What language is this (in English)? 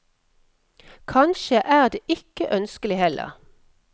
Norwegian